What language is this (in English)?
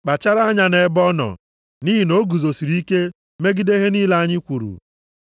Igbo